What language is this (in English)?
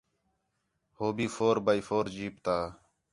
Khetrani